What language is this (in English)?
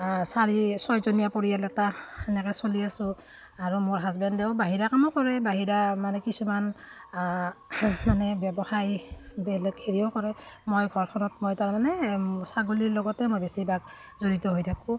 Assamese